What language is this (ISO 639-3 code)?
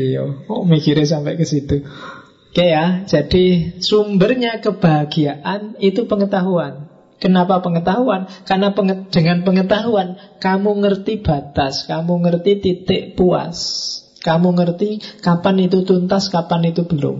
ind